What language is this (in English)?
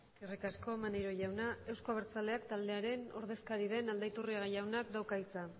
Basque